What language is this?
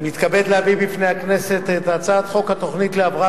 Hebrew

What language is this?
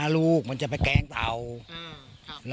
Thai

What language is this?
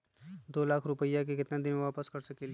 Magahi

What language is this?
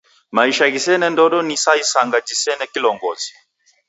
Taita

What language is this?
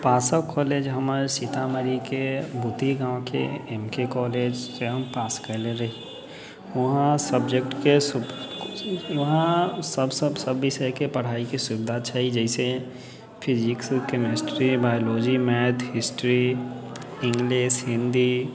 Maithili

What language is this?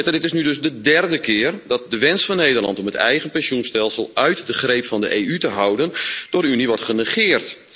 Dutch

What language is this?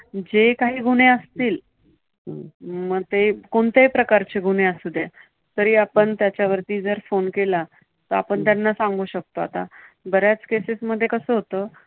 Marathi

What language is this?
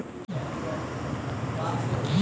Hindi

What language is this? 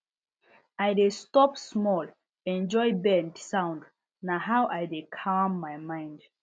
Nigerian Pidgin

